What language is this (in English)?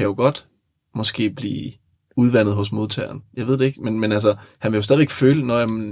Danish